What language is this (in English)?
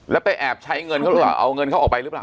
Thai